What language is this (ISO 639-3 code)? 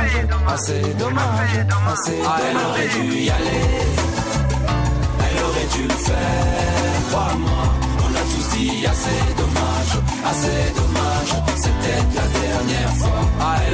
fra